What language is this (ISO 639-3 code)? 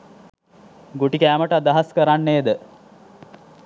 sin